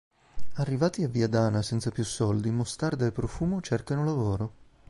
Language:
Italian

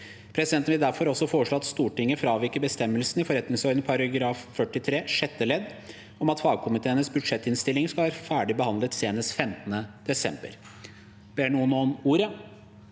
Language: Norwegian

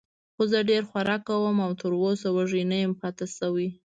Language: Pashto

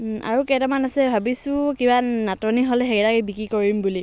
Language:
Assamese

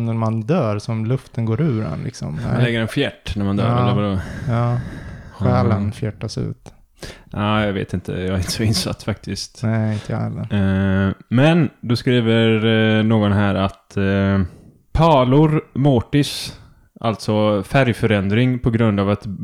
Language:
Swedish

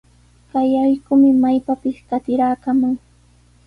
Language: Sihuas Ancash Quechua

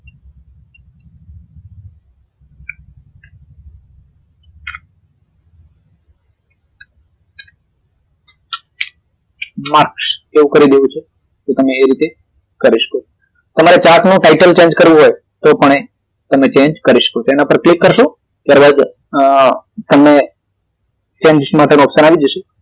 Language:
Gujarati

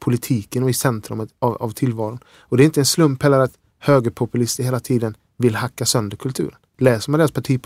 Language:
Swedish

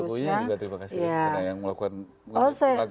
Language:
Indonesian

